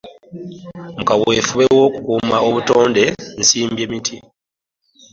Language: Ganda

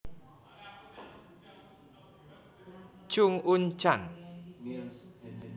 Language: Javanese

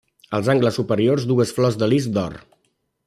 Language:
Catalan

